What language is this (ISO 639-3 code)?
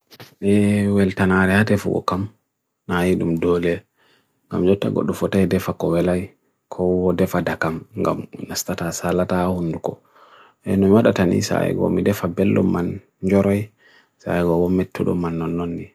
fui